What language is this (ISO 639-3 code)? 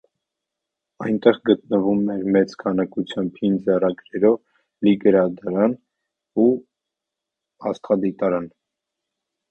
hye